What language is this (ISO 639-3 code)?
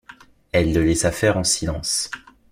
fra